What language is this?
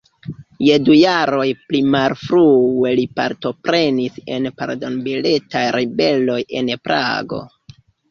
Esperanto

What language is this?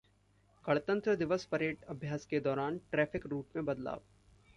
Hindi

